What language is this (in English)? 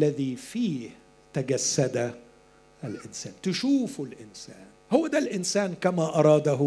Arabic